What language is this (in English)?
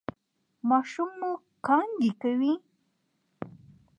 Pashto